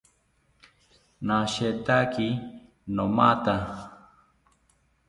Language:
South Ucayali Ashéninka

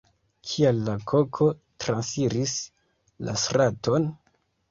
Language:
Esperanto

